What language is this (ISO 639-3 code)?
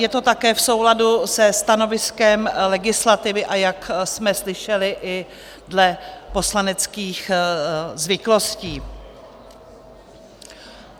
ces